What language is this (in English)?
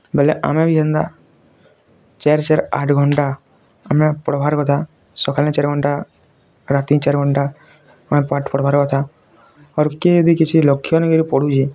Odia